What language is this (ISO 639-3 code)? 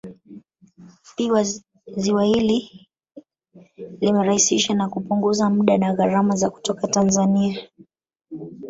swa